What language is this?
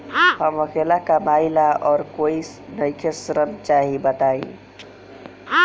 Bhojpuri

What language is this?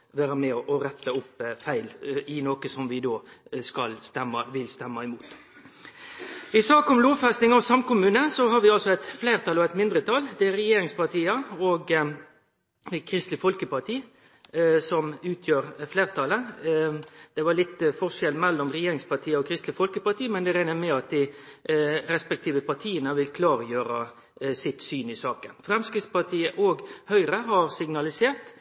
Norwegian Nynorsk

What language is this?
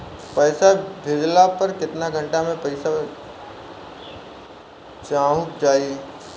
Bhojpuri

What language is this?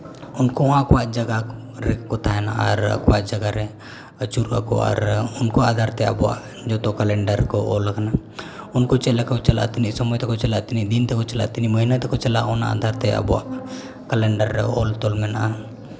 Santali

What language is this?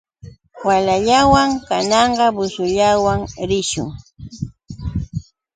Yauyos Quechua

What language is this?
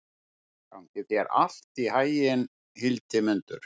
Icelandic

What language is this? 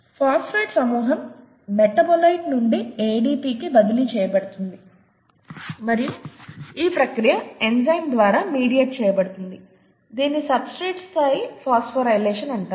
Telugu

